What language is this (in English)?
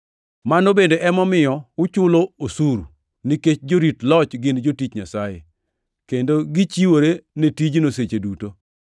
Luo (Kenya and Tanzania)